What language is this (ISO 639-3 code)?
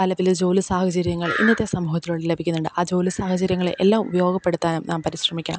mal